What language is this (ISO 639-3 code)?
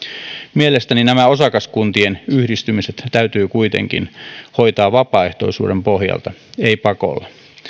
fin